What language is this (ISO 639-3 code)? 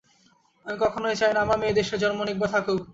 ben